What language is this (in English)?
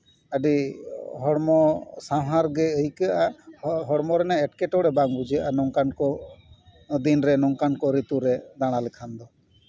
Santali